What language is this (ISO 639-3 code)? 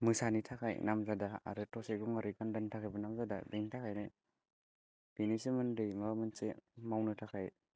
brx